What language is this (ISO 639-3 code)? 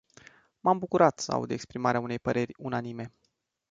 ron